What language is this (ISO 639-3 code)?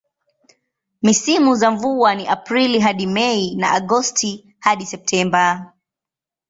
swa